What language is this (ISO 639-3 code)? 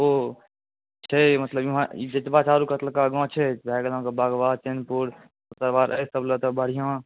mai